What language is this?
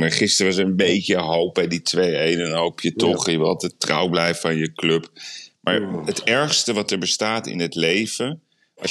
Dutch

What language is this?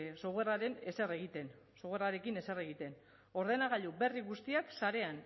Basque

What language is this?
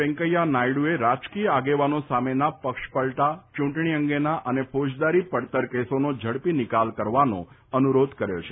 Gujarati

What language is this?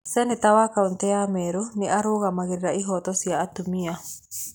Kikuyu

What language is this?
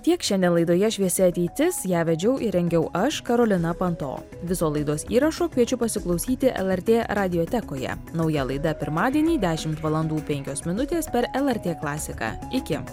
Lithuanian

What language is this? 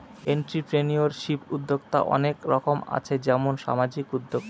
Bangla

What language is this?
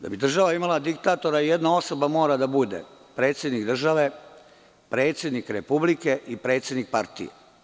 Serbian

